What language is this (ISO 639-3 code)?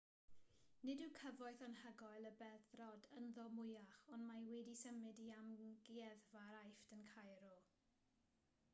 cym